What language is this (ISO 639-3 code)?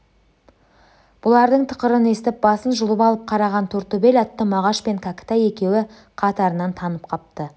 kaz